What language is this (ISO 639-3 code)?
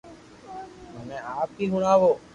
lrk